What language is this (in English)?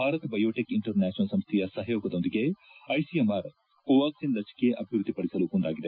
Kannada